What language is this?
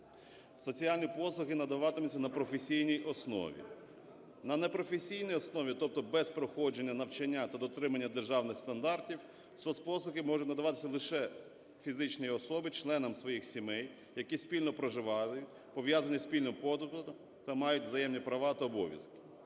Ukrainian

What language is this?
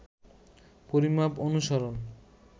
Bangla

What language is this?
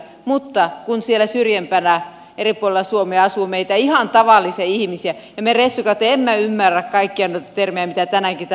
Finnish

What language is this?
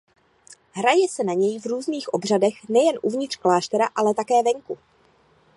Czech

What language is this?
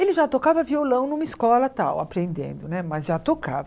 Portuguese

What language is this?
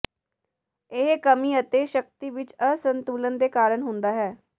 Punjabi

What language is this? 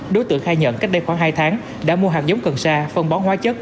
Vietnamese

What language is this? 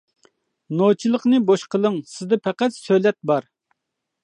Uyghur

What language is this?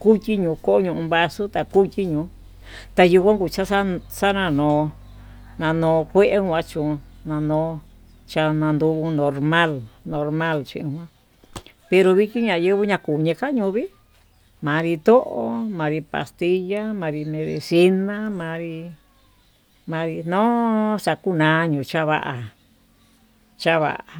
Tututepec Mixtec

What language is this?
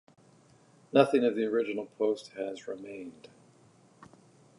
English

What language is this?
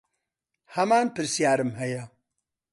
Central Kurdish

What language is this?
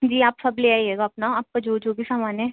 Urdu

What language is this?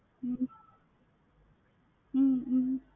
Tamil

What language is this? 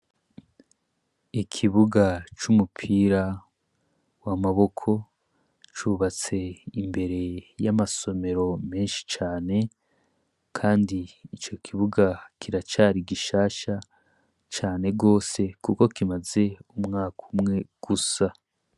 Rundi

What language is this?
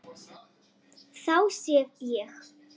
Icelandic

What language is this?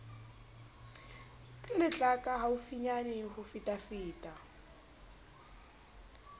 Southern Sotho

